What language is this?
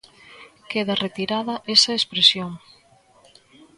Galician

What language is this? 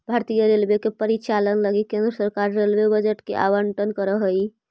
Magahi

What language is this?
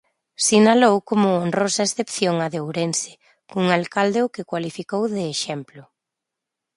Galician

